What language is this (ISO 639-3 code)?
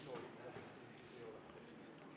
est